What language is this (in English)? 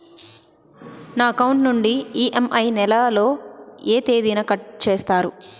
Telugu